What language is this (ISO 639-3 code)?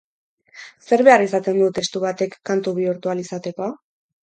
eus